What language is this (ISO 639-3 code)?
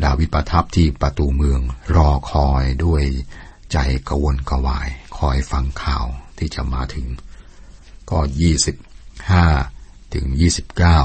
tha